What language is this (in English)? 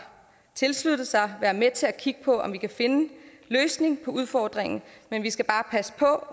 Danish